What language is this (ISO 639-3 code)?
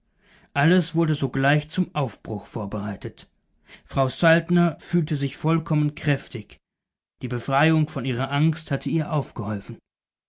deu